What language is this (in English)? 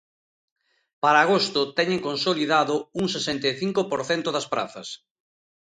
Galician